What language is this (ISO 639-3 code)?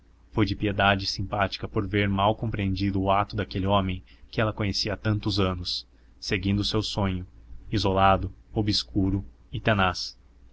por